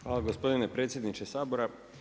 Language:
Croatian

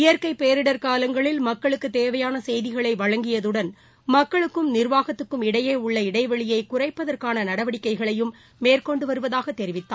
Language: Tamil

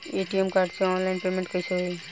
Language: Bhojpuri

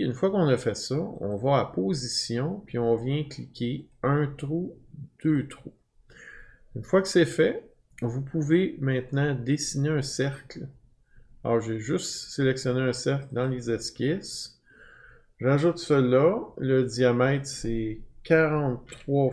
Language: French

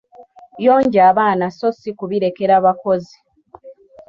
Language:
Ganda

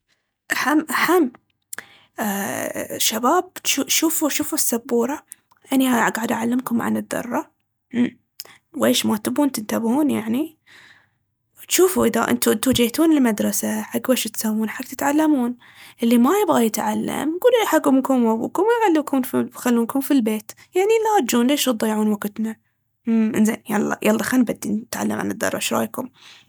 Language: Baharna Arabic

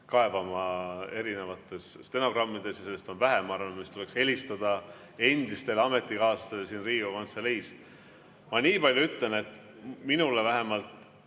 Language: Estonian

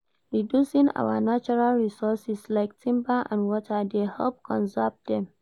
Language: Nigerian Pidgin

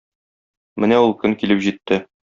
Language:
Tatar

